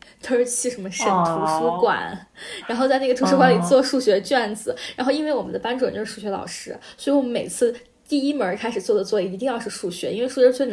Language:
Chinese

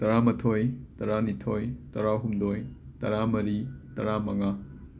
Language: Manipuri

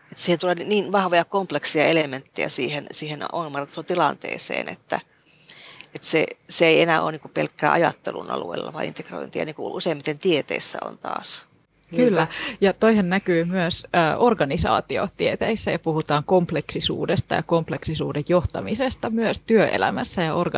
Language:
Finnish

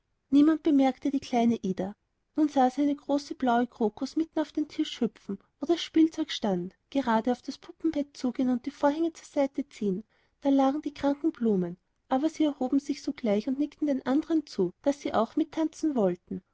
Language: German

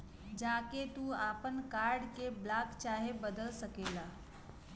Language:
Bhojpuri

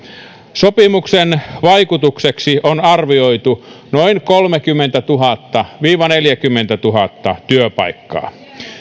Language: Finnish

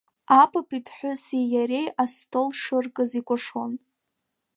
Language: Abkhazian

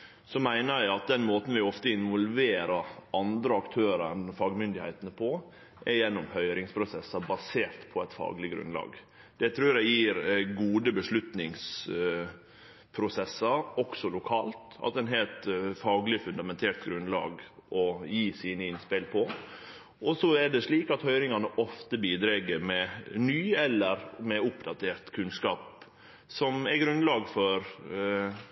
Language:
Norwegian Nynorsk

